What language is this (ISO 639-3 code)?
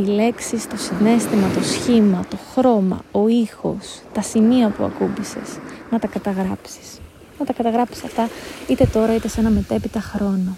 ell